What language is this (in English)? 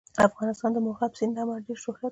Pashto